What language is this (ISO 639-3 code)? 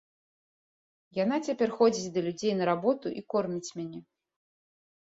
bel